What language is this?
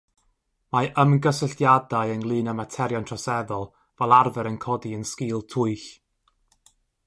Welsh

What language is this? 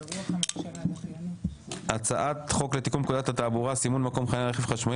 Hebrew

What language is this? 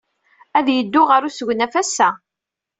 Kabyle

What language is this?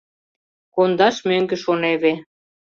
Mari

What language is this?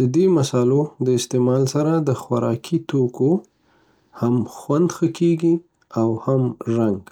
Pashto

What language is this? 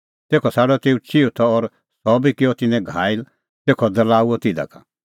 Kullu Pahari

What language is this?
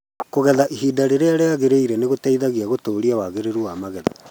Kikuyu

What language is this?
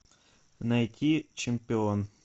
Russian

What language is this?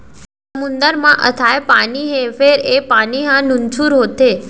Chhattisgarhi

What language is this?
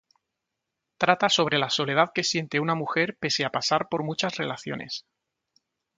Spanish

